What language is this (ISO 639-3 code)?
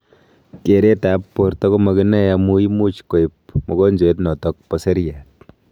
kln